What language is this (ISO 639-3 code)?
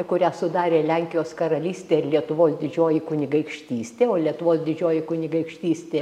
lit